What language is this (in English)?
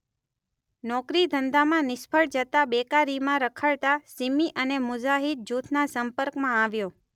Gujarati